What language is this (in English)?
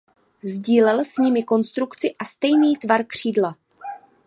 Czech